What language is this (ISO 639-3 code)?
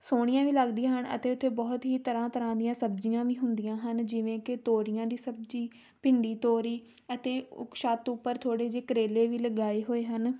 pan